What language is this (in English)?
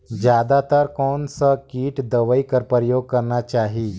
Chhattisgarhi